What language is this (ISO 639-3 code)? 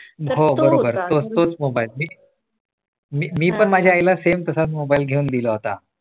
mar